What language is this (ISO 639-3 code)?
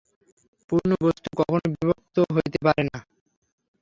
ben